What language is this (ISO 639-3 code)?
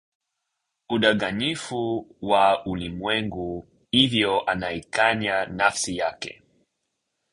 swa